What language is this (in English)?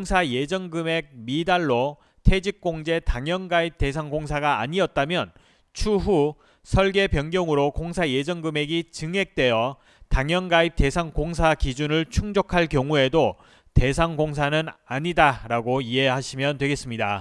Korean